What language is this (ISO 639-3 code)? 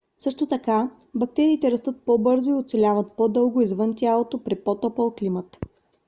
bul